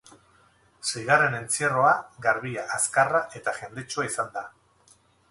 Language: Basque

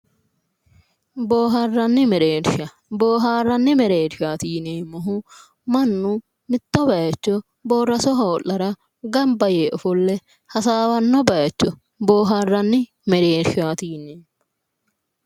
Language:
Sidamo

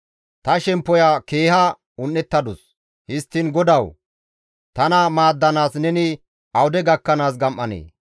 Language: Gamo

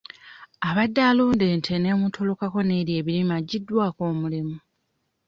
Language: Ganda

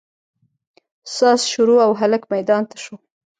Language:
Pashto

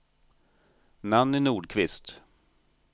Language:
Swedish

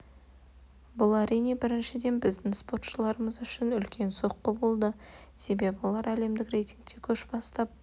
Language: Kazakh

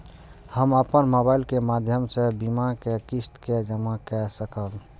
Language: Maithili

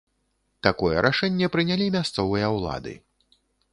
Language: Belarusian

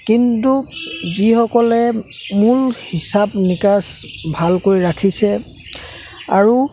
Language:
Assamese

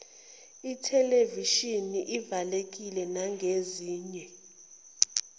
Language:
Zulu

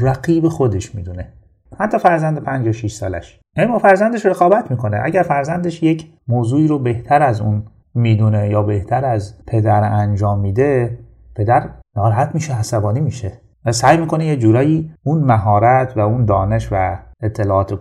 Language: Persian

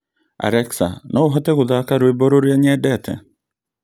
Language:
Kikuyu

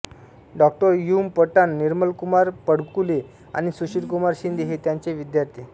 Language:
Marathi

